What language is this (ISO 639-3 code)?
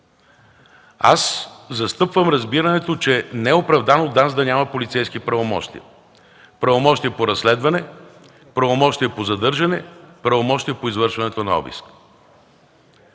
bul